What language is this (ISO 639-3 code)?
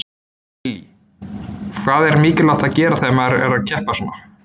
isl